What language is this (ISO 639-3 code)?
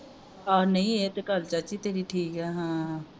pan